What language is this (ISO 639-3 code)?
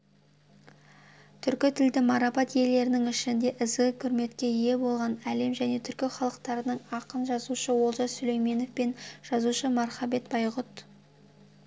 kaz